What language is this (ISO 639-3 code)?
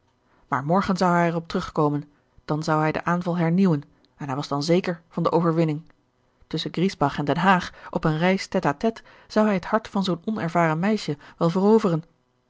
nld